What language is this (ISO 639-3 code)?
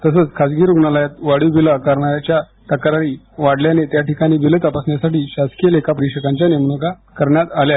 mar